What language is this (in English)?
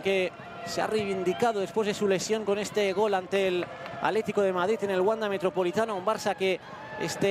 Spanish